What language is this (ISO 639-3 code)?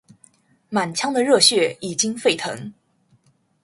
zho